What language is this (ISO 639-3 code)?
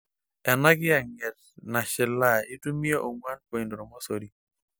mas